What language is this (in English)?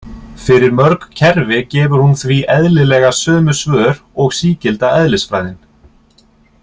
Icelandic